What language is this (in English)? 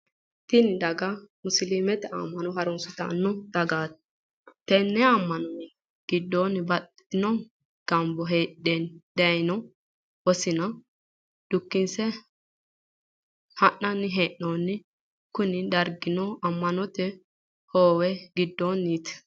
Sidamo